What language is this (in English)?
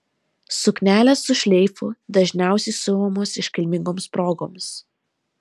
Lithuanian